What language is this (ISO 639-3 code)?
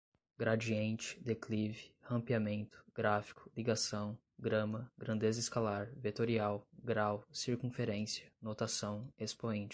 por